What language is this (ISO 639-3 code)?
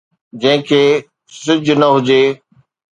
snd